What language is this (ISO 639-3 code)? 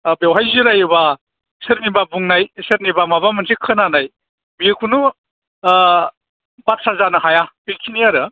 brx